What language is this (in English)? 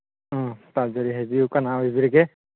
Manipuri